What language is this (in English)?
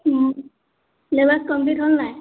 Assamese